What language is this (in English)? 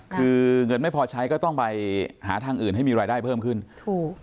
Thai